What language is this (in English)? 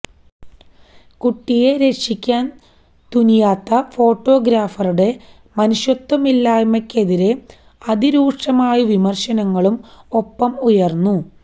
Malayalam